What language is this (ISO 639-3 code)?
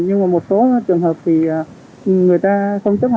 vie